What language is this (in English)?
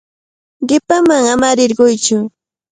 Cajatambo North Lima Quechua